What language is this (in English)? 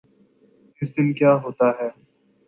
Urdu